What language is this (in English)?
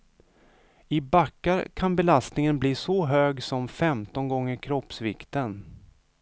Swedish